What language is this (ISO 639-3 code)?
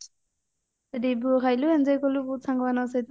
ori